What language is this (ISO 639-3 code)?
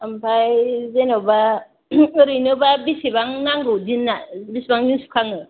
brx